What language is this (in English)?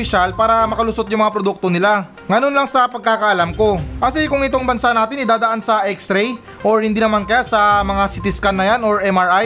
Filipino